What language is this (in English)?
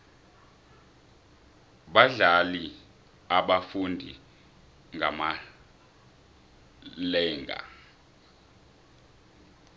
South Ndebele